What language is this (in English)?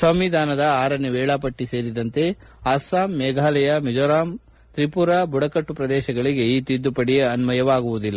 Kannada